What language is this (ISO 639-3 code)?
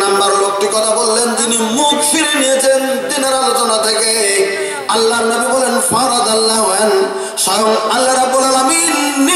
ron